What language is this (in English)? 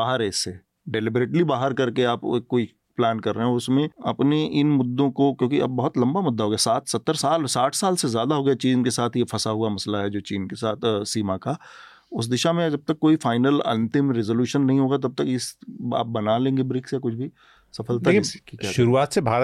Hindi